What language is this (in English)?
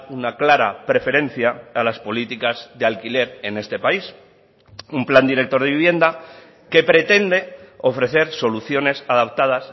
Spanish